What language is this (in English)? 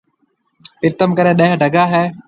Marwari (Pakistan)